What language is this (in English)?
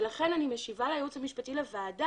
Hebrew